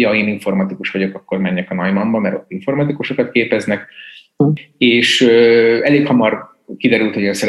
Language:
Hungarian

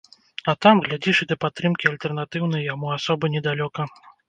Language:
Belarusian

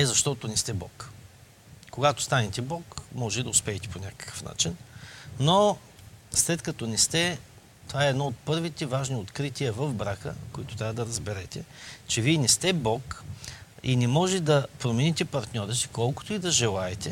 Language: Bulgarian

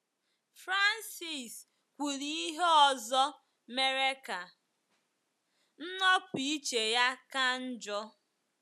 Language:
Igbo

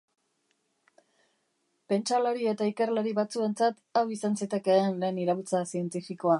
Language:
Basque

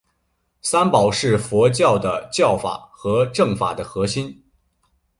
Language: Chinese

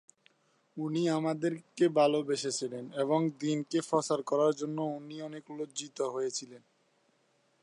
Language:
Bangla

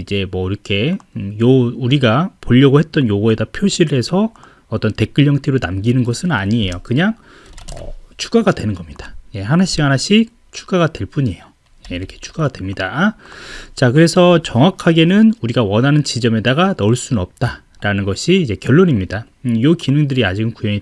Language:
Korean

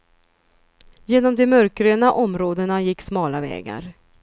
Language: Swedish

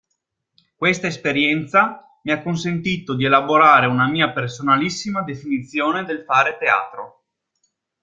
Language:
Italian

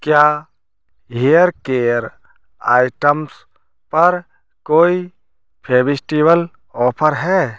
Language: Hindi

